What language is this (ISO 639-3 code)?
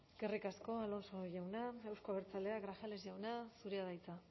eus